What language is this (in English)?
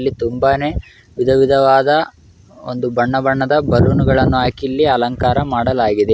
Kannada